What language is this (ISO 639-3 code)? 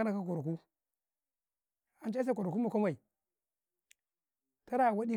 kai